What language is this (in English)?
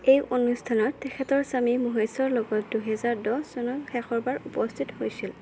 Assamese